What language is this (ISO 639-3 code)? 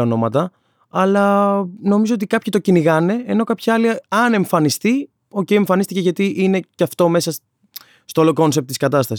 ell